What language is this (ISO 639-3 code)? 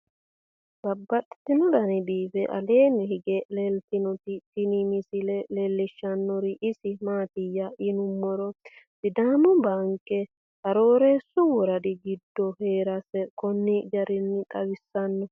sid